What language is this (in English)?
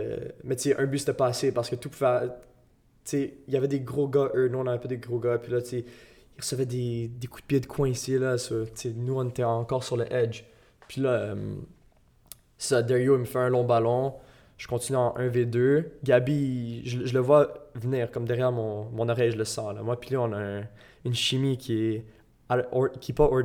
French